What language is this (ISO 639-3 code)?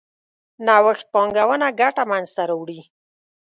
pus